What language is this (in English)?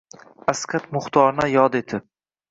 Uzbek